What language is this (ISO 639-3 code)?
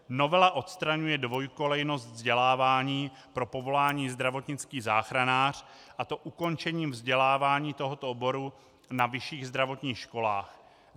ces